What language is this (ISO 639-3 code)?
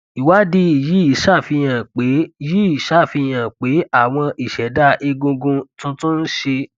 yor